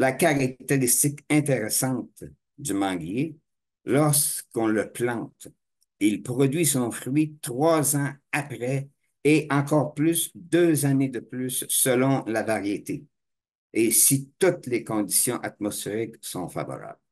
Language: French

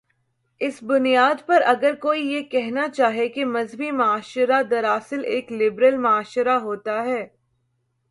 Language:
Urdu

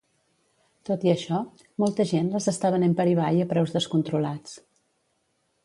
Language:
Catalan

